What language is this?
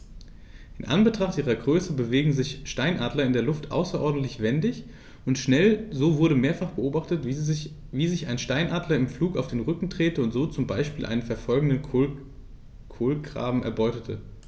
German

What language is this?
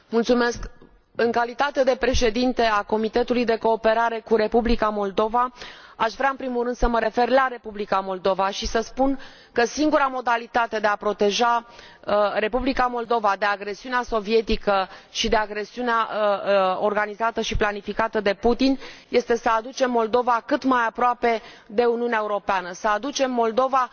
Romanian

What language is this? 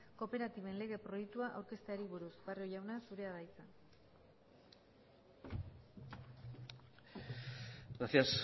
Basque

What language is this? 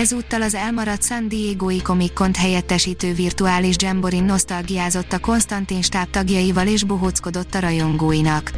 Hungarian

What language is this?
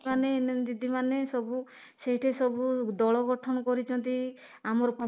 Odia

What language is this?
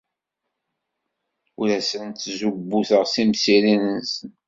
Kabyle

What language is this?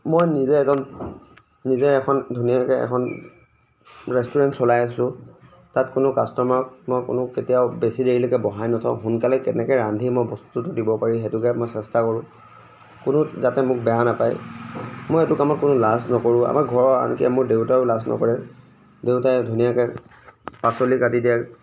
Assamese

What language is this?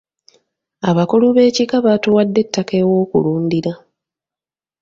Ganda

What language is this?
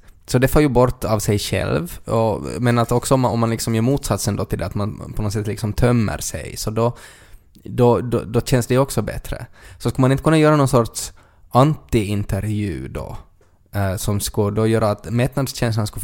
Swedish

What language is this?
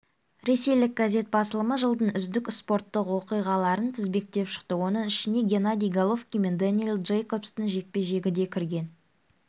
Kazakh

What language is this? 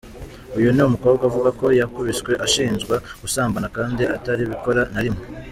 Kinyarwanda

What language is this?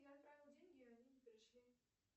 Russian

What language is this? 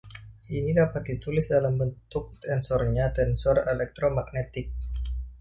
Indonesian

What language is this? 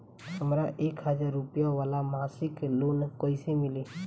Bhojpuri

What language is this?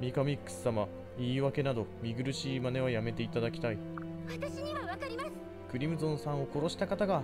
Japanese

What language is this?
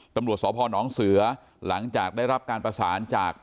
Thai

